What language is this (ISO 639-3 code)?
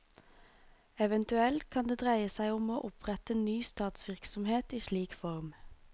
nor